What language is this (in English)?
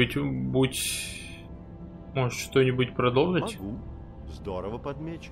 Russian